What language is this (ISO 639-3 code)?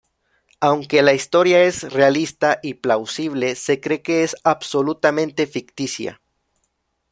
spa